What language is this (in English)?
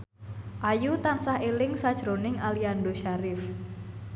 Javanese